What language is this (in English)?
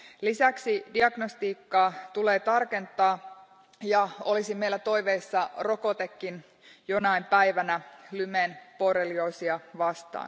Finnish